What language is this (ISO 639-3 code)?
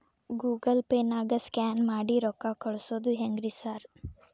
kan